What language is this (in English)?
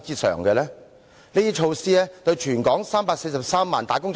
Cantonese